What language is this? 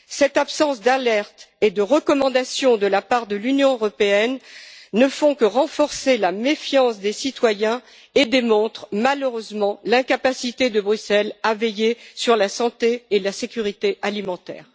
French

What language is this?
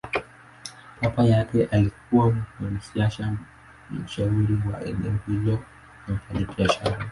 Swahili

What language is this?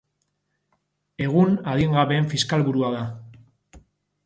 Basque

